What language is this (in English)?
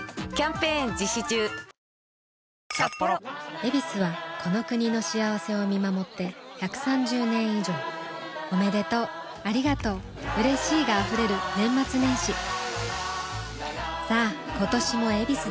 Japanese